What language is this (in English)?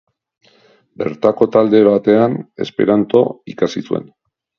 Basque